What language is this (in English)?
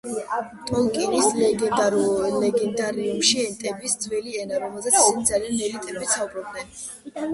Georgian